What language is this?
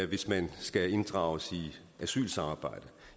Danish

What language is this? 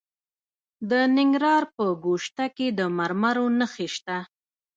Pashto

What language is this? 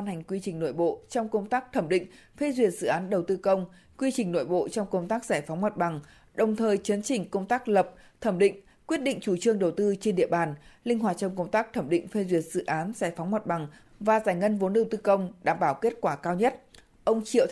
Vietnamese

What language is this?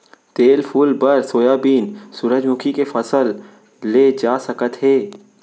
Chhattisgarhi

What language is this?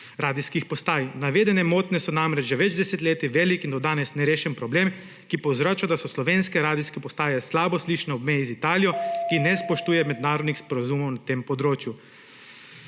Slovenian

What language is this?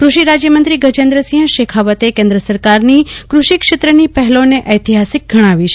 Gujarati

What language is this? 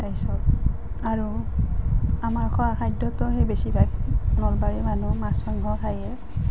Assamese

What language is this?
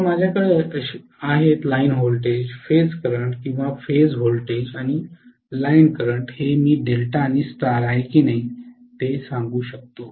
Marathi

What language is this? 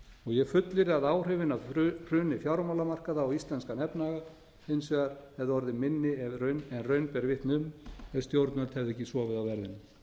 Icelandic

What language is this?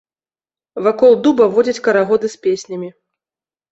Belarusian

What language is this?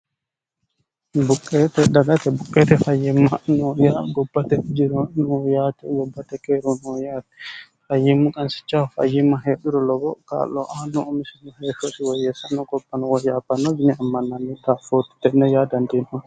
Sidamo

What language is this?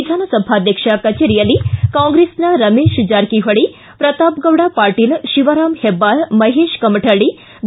Kannada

